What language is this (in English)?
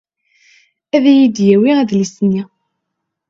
Kabyle